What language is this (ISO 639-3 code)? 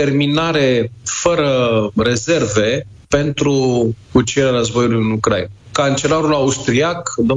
ron